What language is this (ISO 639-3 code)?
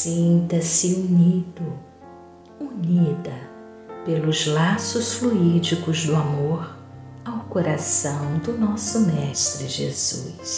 por